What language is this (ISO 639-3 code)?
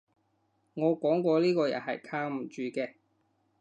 yue